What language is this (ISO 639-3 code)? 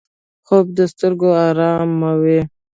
pus